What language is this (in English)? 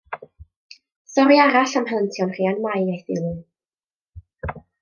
Welsh